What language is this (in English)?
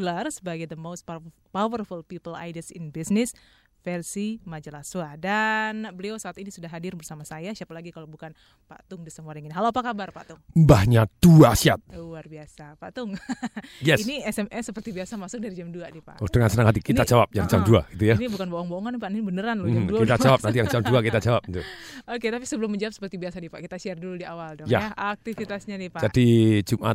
Indonesian